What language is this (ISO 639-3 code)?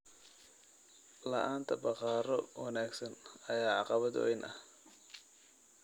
som